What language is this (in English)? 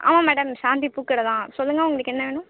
Tamil